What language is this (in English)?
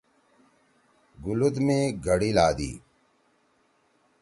Torwali